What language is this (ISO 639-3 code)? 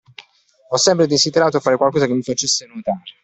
ita